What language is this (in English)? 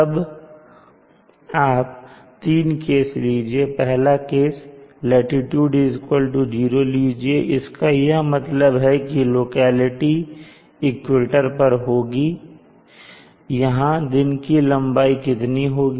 Hindi